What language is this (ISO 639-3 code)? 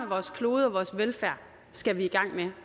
dan